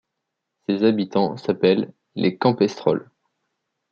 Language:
French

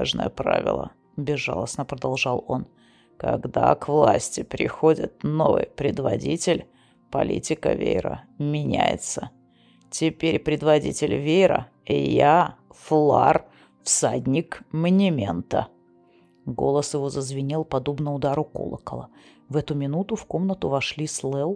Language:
Russian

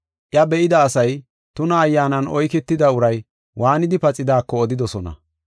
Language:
Gofa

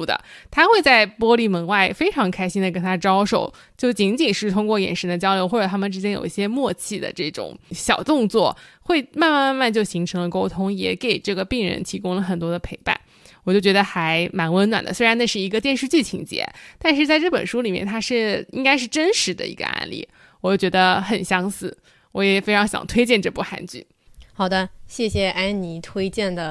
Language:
Chinese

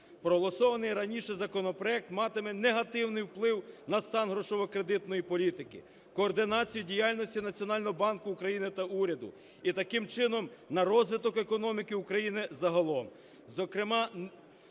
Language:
Ukrainian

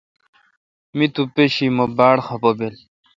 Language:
Kalkoti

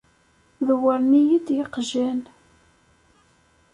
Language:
Kabyle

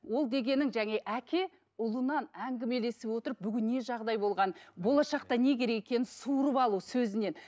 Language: Kazakh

